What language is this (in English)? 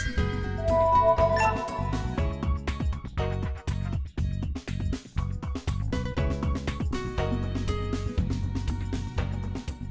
Vietnamese